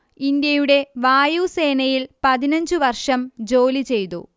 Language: Malayalam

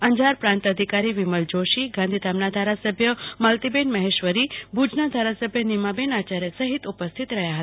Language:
Gujarati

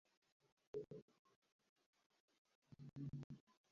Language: Uzbek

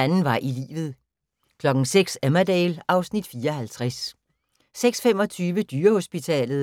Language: Danish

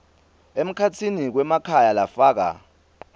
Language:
Swati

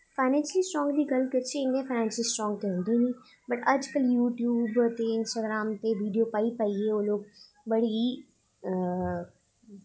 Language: Dogri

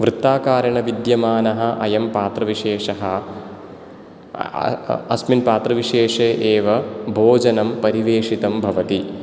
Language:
Sanskrit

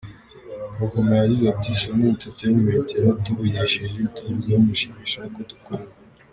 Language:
Kinyarwanda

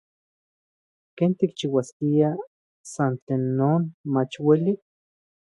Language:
Central Puebla Nahuatl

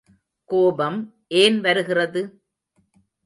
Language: Tamil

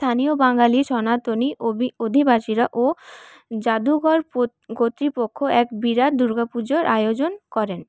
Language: Bangla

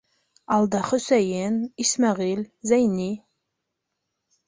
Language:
Bashkir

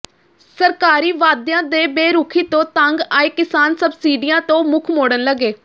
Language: Punjabi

